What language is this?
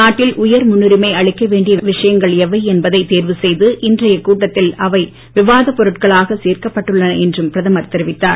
Tamil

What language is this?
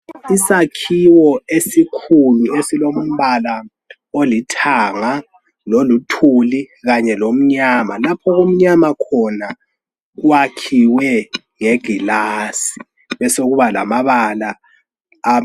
North Ndebele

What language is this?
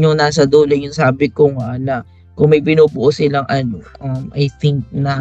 Filipino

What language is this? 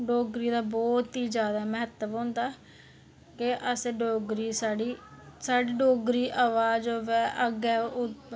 Dogri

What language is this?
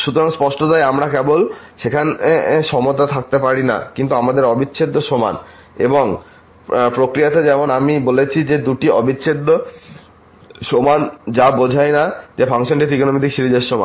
Bangla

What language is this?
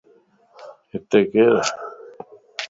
Lasi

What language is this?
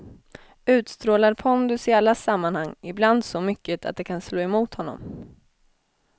Swedish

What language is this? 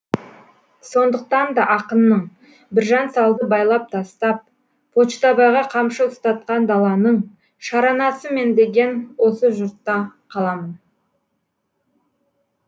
Kazakh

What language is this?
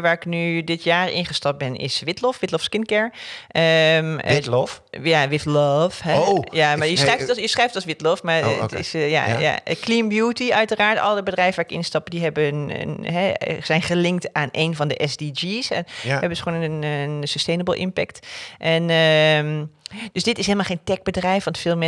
Dutch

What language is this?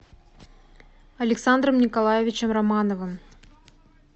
Russian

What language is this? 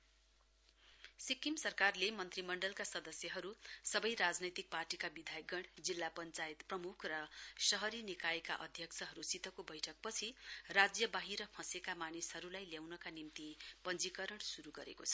Nepali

